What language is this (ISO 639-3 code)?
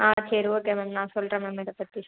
tam